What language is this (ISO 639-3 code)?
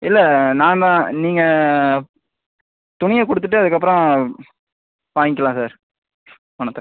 tam